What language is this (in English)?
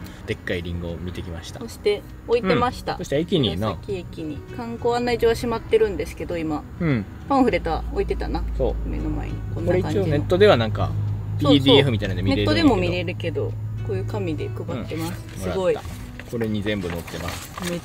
Japanese